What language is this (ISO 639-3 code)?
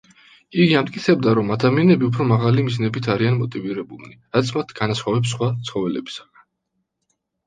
kat